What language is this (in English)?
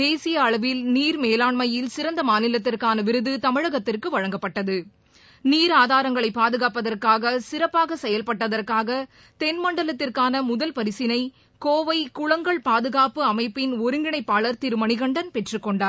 Tamil